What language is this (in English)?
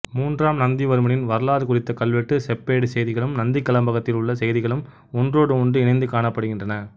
Tamil